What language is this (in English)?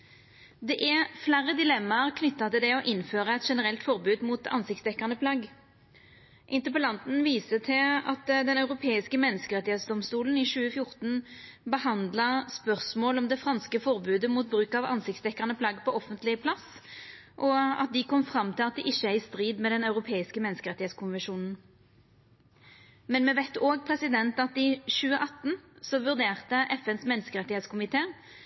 Norwegian Nynorsk